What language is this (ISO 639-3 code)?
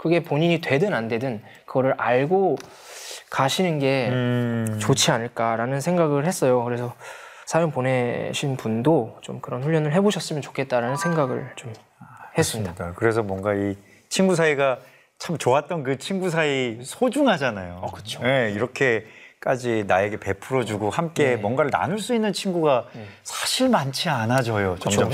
kor